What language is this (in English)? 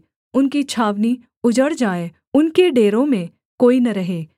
Hindi